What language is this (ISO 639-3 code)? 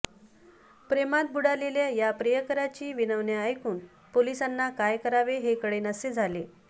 mar